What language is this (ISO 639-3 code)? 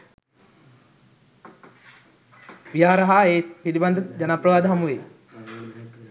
sin